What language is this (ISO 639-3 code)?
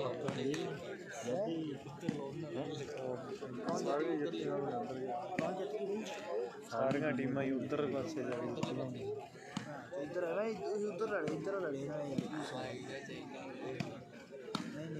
hin